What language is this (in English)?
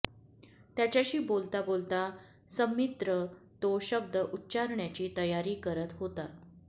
Marathi